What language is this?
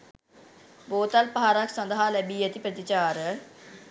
Sinhala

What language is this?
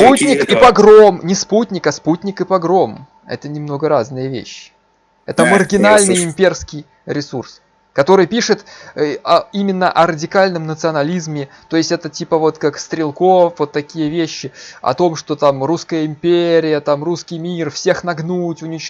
Russian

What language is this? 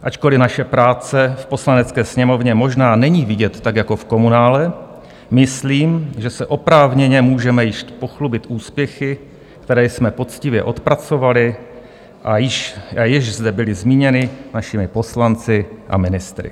Czech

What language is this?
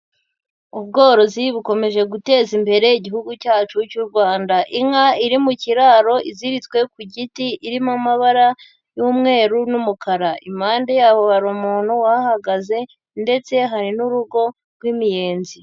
Kinyarwanda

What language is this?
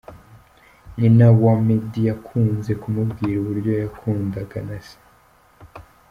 Kinyarwanda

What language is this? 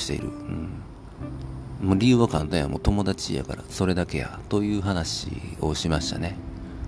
Japanese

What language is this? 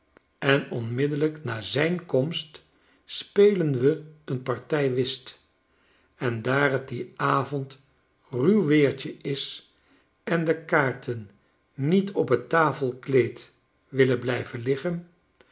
Dutch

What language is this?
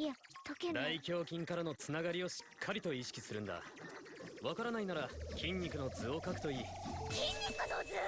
Japanese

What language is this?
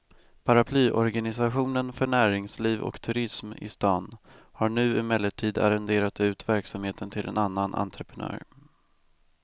Swedish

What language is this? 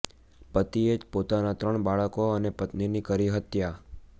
Gujarati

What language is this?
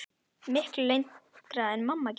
Icelandic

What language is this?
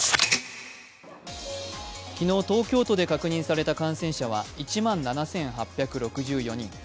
Japanese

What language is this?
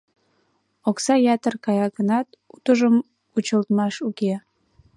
Mari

